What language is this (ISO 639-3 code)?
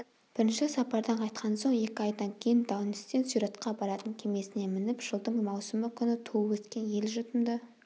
kaz